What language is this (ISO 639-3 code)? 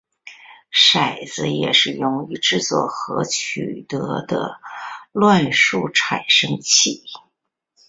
zho